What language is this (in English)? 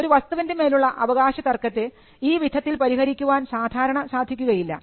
Malayalam